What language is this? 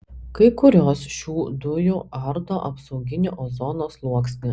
Lithuanian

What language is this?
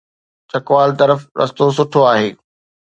Sindhi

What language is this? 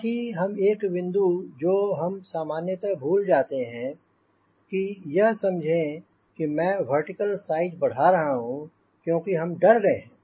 Hindi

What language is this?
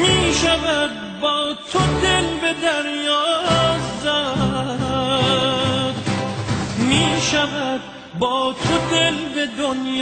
Persian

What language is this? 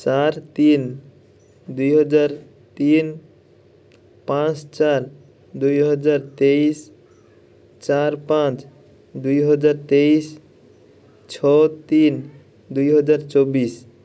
Odia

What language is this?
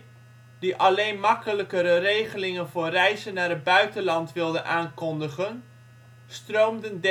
Dutch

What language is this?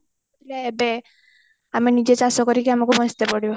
Odia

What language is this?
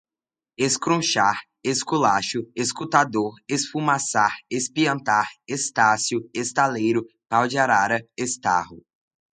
Portuguese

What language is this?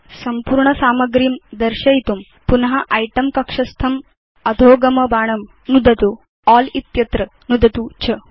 Sanskrit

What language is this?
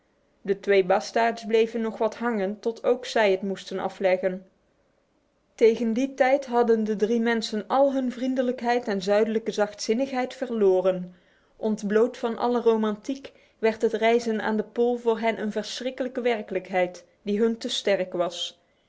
Dutch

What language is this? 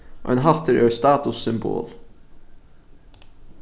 Faroese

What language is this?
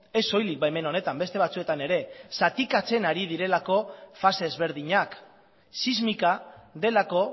Basque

